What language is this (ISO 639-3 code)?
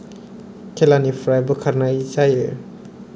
brx